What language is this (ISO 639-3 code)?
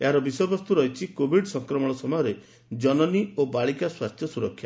ori